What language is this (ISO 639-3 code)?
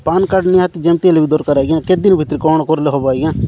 ori